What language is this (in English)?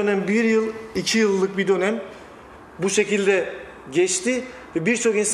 Turkish